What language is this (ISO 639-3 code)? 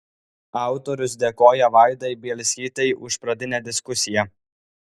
lit